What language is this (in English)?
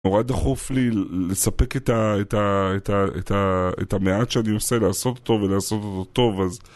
Hebrew